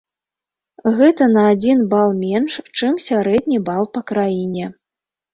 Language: Belarusian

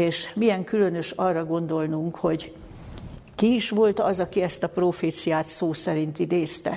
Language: Hungarian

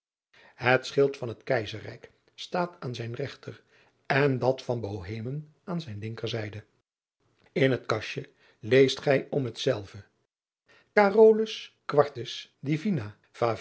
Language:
Dutch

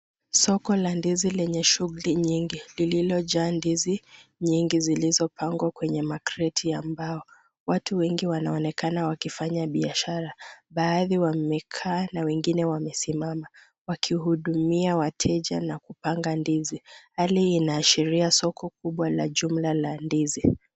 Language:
Swahili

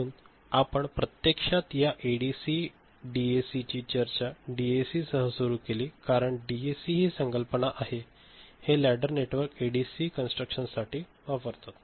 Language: Marathi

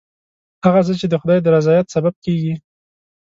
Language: Pashto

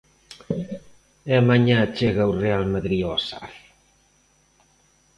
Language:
Galician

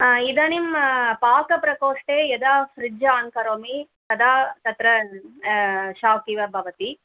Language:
Sanskrit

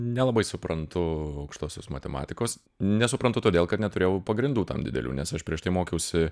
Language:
Lithuanian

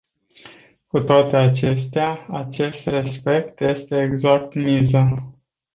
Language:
Romanian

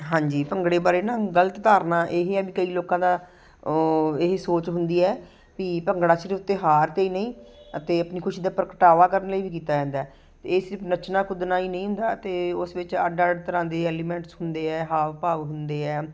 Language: Punjabi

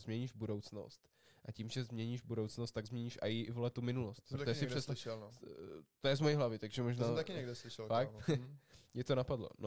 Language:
Czech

